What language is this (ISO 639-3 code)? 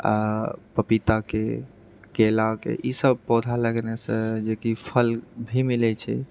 mai